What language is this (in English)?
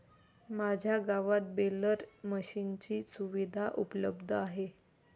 Marathi